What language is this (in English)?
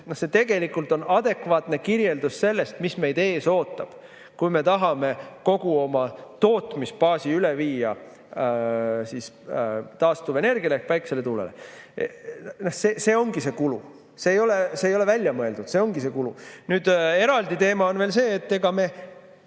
Estonian